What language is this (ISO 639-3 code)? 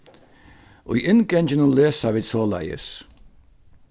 fao